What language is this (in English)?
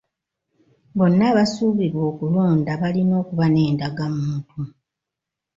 Ganda